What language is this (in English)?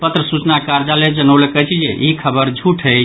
Maithili